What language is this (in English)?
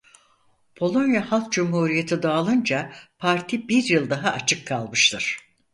Turkish